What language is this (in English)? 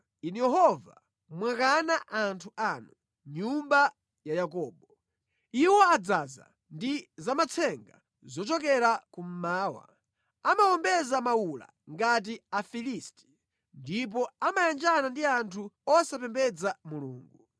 Nyanja